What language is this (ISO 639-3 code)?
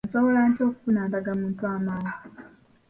lug